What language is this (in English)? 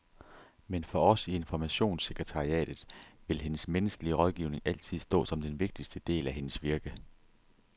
Danish